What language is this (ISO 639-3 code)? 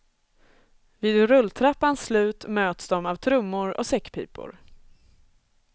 swe